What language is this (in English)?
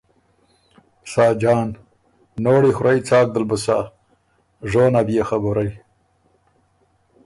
Ormuri